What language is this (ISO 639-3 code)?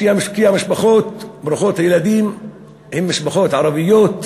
heb